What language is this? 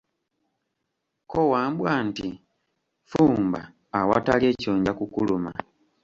Ganda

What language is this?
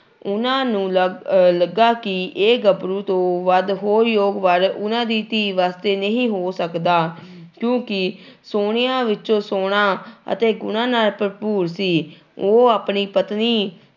Punjabi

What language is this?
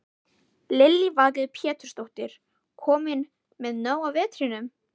Icelandic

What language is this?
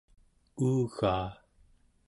Central Yupik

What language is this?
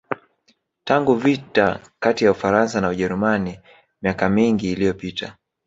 Swahili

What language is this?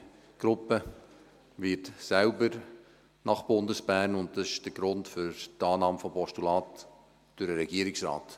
Swiss German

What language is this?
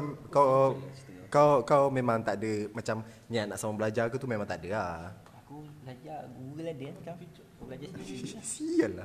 Malay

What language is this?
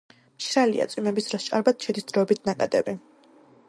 Georgian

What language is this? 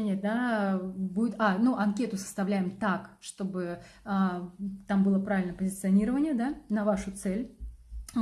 Russian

